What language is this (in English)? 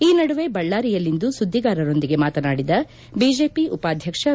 Kannada